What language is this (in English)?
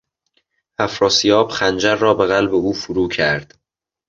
Persian